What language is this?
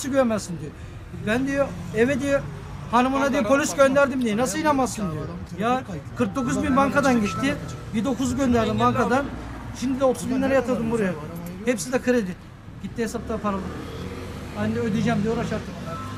Turkish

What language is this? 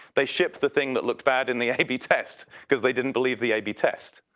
English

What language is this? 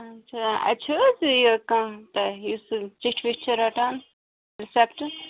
Kashmiri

